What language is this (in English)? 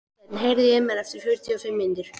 Icelandic